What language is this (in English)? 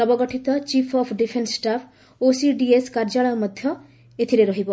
Odia